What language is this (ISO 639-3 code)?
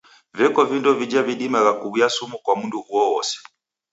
dav